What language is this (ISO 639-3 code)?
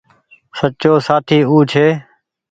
gig